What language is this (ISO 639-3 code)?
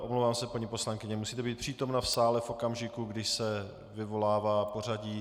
ces